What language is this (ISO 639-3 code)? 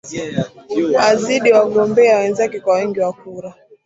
swa